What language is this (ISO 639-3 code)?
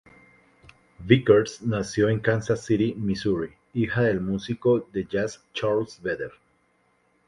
spa